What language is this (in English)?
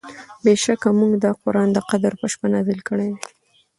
Pashto